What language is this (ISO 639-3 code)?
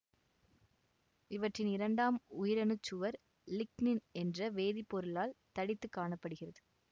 tam